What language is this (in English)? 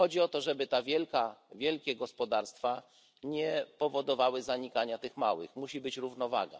Polish